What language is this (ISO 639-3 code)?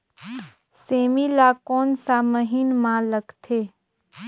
hne